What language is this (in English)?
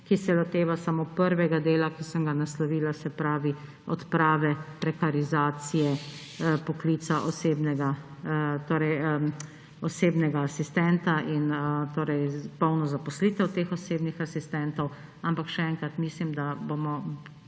Slovenian